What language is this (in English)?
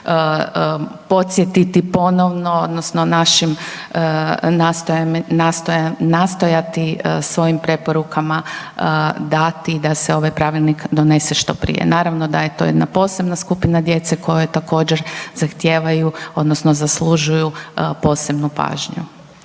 Croatian